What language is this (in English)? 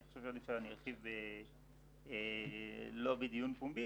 Hebrew